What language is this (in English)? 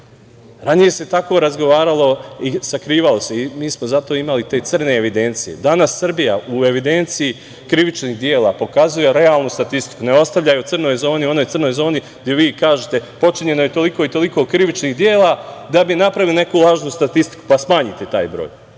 Serbian